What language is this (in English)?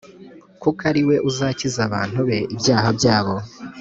Kinyarwanda